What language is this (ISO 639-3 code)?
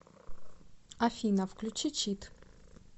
rus